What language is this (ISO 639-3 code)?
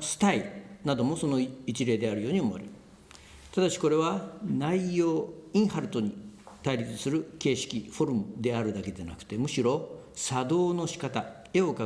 jpn